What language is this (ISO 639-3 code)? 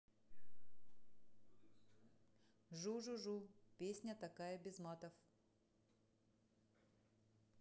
rus